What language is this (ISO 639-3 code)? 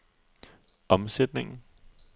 dan